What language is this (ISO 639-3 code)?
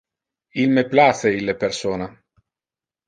ina